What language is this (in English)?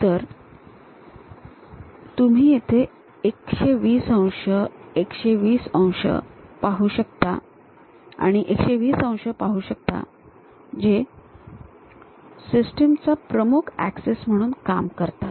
Marathi